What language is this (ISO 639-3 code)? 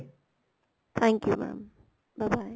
pan